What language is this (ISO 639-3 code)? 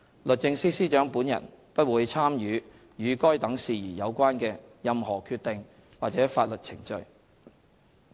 yue